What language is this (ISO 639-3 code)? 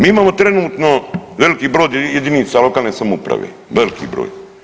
hrv